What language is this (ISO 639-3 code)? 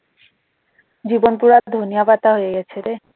ben